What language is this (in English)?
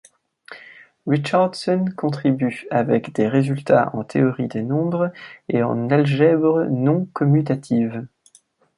French